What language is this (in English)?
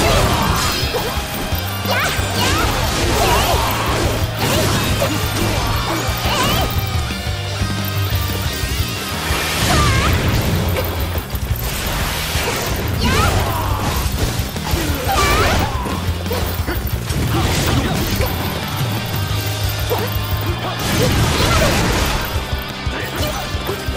Japanese